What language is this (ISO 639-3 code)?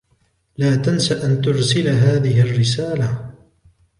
ara